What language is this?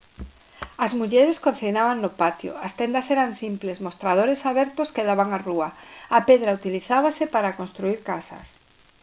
Galician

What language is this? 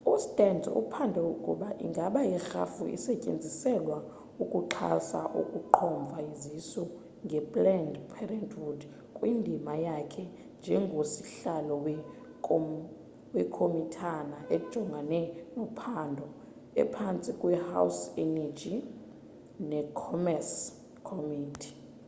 Xhosa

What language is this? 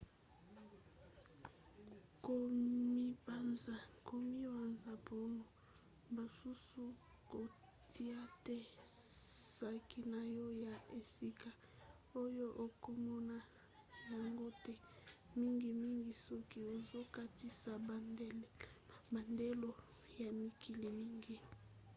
Lingala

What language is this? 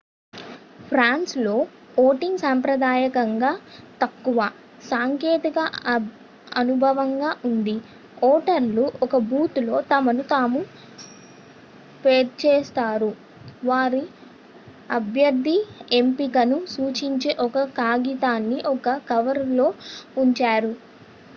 Telugu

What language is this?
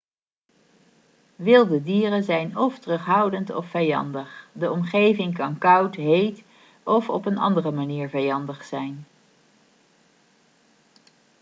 Dutch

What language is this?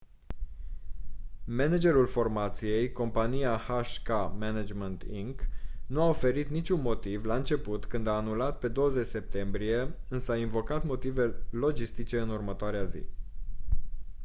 Romanian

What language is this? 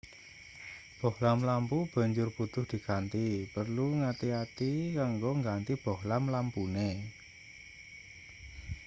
Javanese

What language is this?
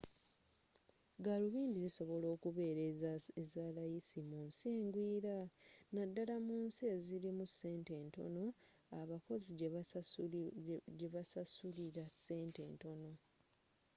Ganda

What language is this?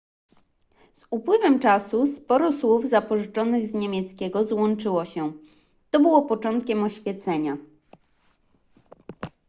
Polish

